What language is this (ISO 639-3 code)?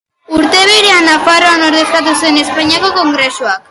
eus